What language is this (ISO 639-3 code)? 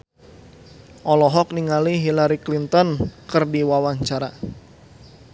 sun